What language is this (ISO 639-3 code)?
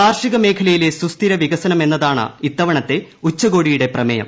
mal